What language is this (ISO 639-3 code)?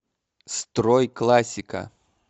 rus